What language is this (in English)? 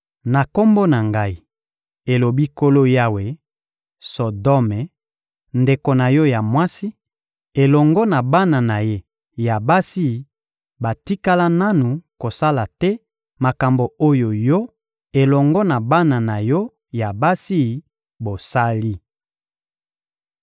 Lingala